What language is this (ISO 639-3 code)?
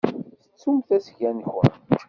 kab